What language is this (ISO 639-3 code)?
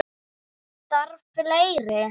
isl